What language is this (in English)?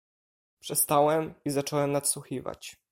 Polish